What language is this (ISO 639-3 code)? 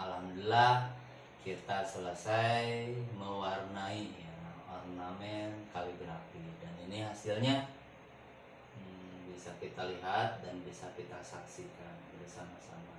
ind